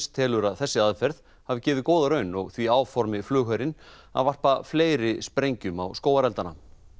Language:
Icelandic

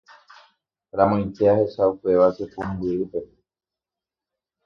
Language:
Guarani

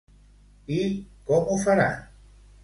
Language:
Catalan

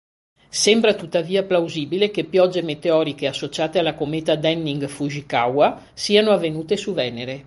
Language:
Italian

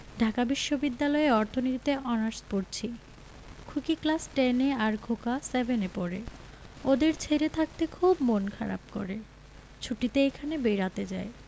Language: Bangla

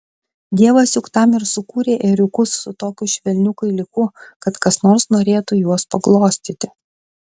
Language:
Lithuanian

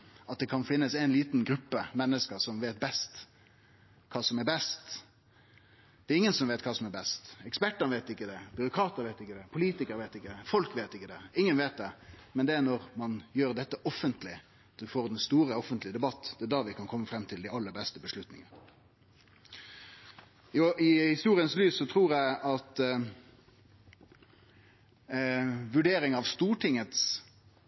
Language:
Norwegian Nynorsk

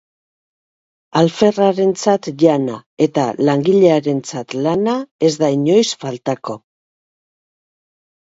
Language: Basque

